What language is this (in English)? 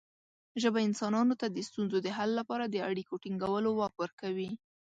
Pashto